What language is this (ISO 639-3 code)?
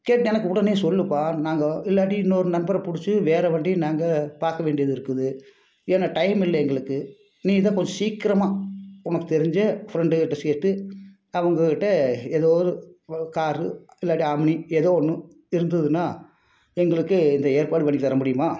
tam